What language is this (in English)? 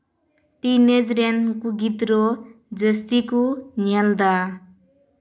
Santali